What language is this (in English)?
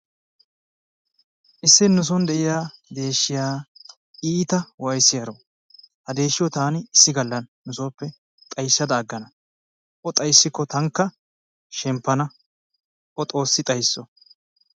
Wolaytta